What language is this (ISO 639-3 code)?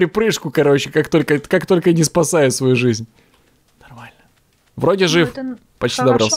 rus